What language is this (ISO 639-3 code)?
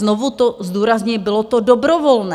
ces